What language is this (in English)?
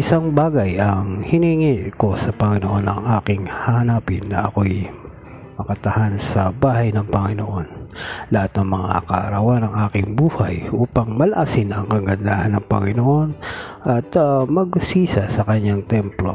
Filipino